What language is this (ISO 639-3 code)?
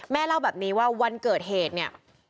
tha